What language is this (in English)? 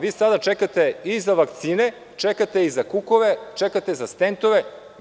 Serbian